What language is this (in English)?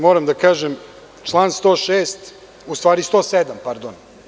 Serbian